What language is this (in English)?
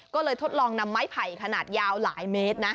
Thai